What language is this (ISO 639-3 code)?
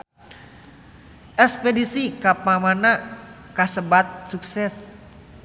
sun